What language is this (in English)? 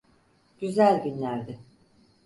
Turkish